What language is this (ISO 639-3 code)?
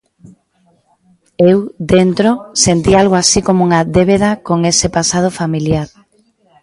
glg